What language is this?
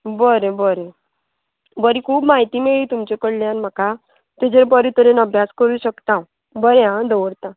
Konkani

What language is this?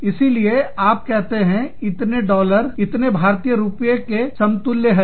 Hindi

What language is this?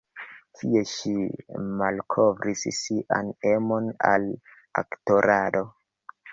Esperanto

